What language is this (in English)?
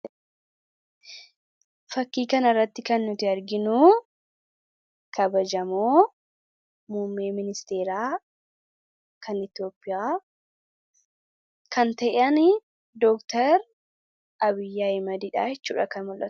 Oromo